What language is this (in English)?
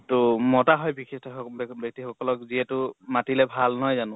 Assamese